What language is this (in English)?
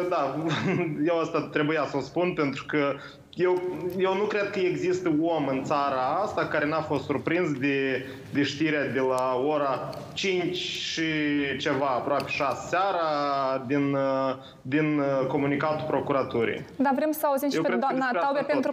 Romanian